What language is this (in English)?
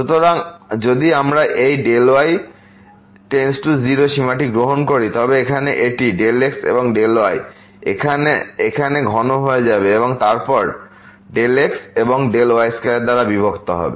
Bangla